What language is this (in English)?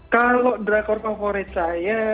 Indonesian